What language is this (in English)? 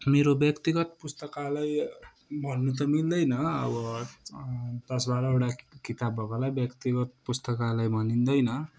Nepali